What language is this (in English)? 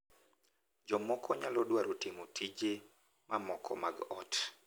Luo (Kenya and Tanzania)